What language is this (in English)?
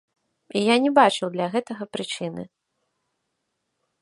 Belarusian